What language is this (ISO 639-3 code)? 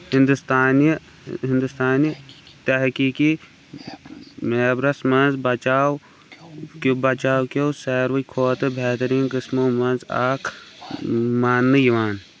kas